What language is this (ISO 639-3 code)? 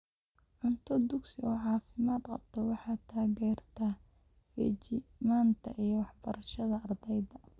som